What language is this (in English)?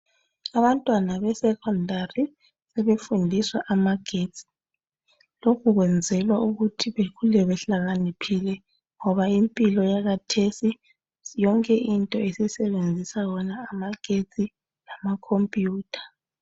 North Ndebele